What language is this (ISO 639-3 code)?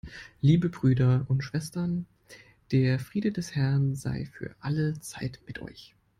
deu